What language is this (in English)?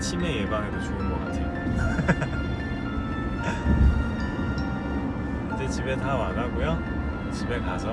Korean